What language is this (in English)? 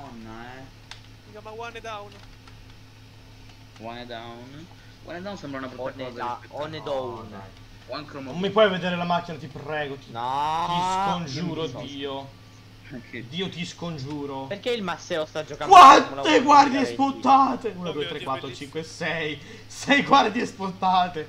Italian